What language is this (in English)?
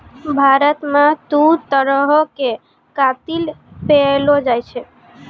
Maithili